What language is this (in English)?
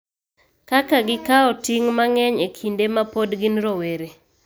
Luo (Kenya and Tanzania)